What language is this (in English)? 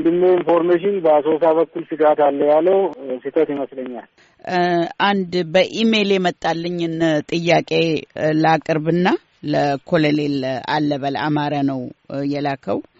Amharic